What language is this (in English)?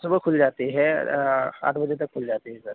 Urdu